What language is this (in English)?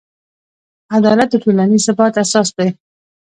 Pashto